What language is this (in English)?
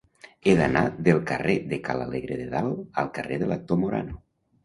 Catalan